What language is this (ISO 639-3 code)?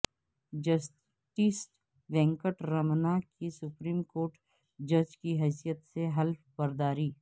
urd